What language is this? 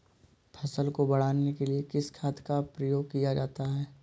Hindi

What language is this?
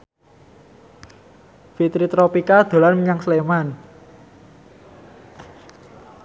Javanese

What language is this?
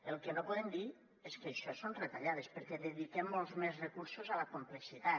Catalan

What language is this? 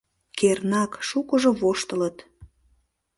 Mari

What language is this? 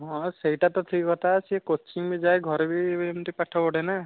Odia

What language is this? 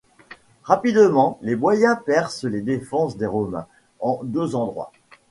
French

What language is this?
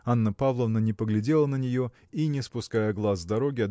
Russian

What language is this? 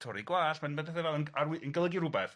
Welsh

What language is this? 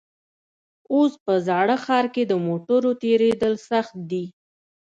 Pashto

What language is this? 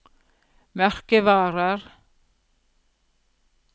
Norwegian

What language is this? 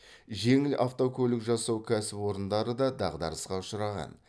Kazakh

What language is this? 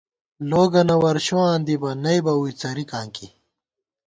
Gawar-Bati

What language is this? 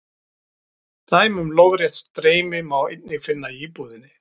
Icelandic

